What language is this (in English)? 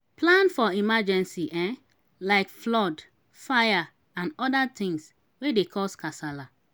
Nigerian Pidgin